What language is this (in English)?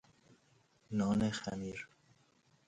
Persian